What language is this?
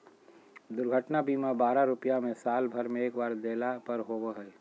Magahi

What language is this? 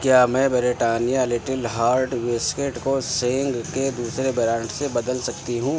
Urdu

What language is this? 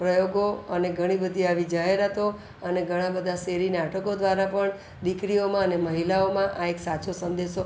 Gujarati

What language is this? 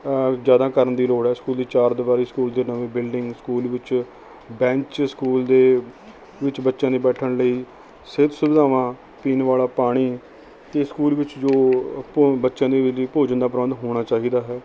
Punjabi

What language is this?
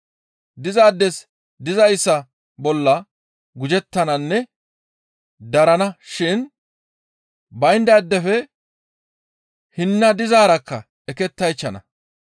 Gamo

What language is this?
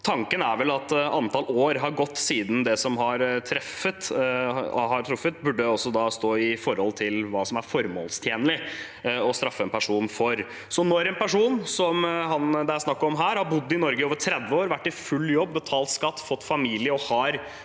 Norwegian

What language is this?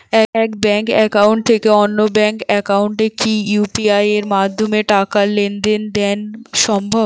Bangla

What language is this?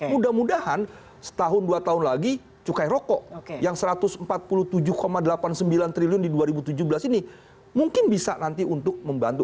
Indonesian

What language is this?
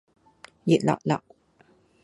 Cantonese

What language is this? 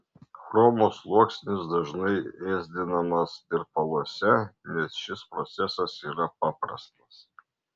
Lithuanian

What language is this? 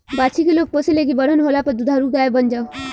Bhojpuri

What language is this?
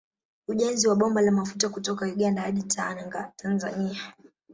Swahili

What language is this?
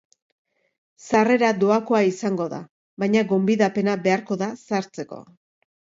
Basque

